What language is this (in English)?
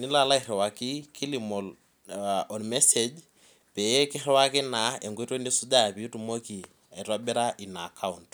Masai